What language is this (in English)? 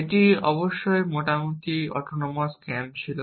Bangla